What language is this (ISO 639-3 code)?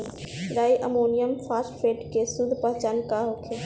bho